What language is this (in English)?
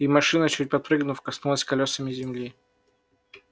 Russian